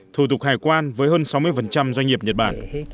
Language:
Vietnamese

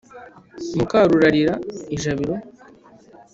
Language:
Kinyarwanda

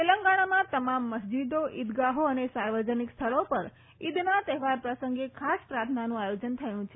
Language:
Gujarati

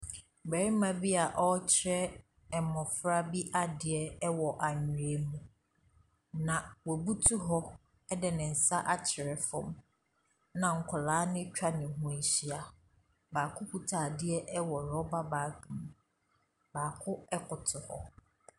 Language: Akan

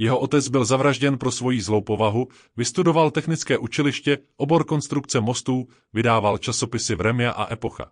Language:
Czech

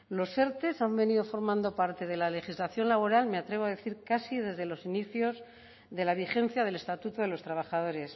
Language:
Spanish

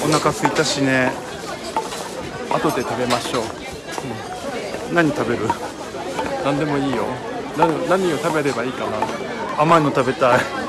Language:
Japanese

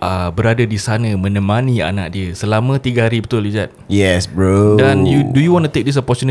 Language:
Malay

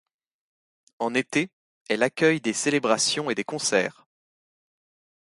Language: French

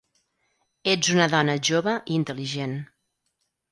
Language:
Catalan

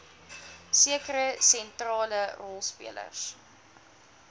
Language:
Afrikaans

